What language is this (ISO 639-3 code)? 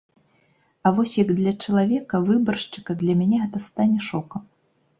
bel